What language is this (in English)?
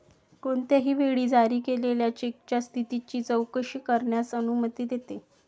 Marathi